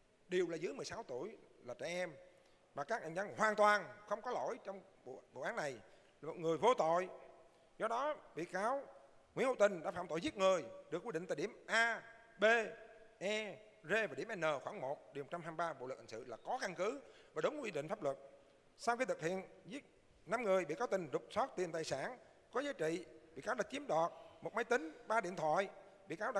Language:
Vietnamese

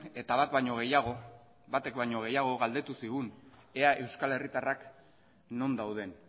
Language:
Basque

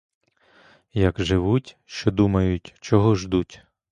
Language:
Ukrainian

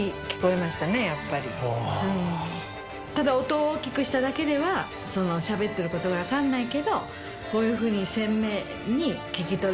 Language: Japanese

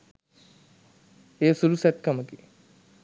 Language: Sinhala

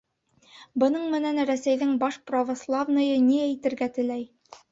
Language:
Bashkir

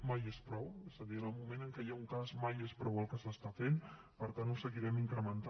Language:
Catalan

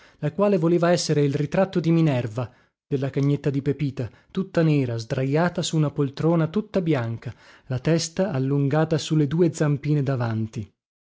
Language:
Italian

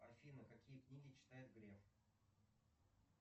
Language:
Russian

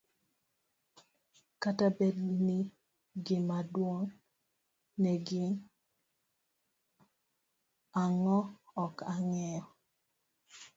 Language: Luo (Kenya and Tanzania)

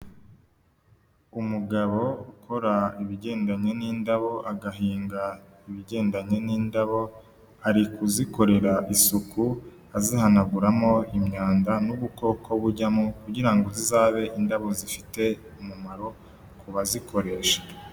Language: Kinyarwanda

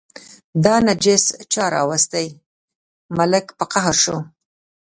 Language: Pashto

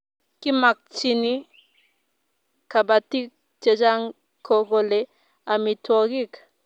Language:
Kalenjin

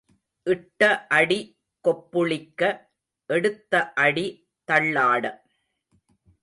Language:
Tamil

